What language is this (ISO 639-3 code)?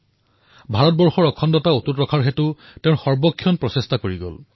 asm